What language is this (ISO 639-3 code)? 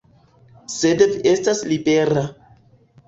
epo